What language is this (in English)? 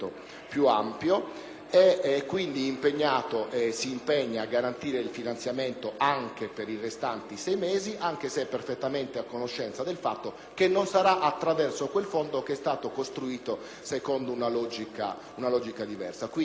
Italian